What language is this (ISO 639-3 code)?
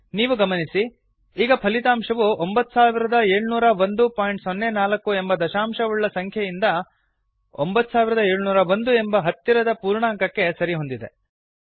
kan